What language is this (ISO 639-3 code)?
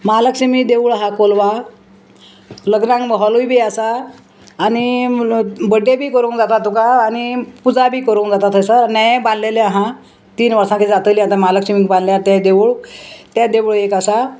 kok